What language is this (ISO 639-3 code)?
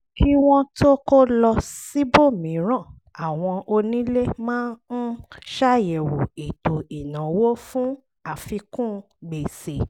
yor